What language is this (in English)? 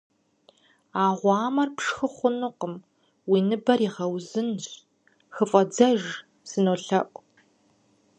Kabardian